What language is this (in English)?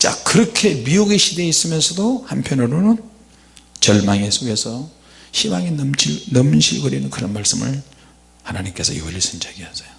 Korean